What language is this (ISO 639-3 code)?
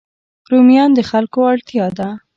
pus